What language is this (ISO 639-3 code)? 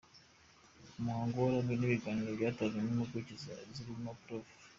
kin